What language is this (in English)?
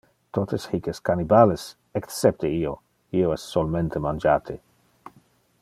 Interlingua